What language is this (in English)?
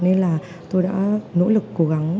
Vietnamese